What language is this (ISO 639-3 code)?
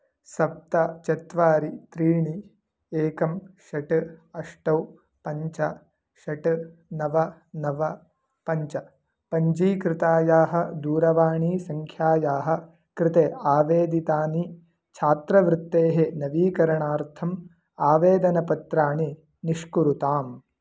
san